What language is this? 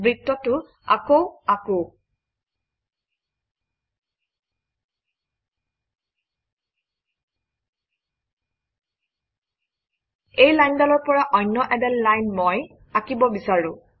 Assamese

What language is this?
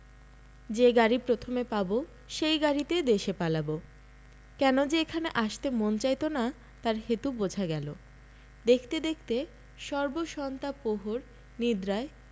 Bangla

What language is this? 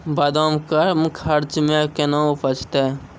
Maithili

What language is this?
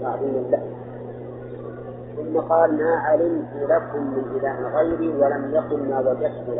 Arabic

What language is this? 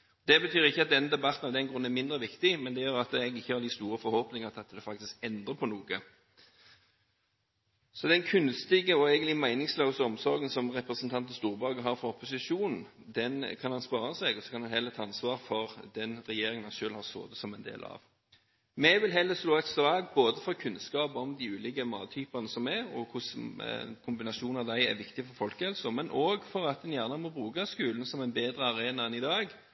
Norwegian Bokmål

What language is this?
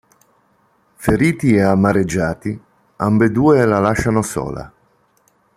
Italian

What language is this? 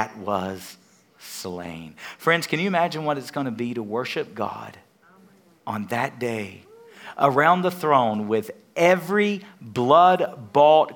English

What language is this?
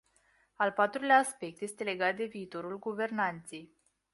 Romanian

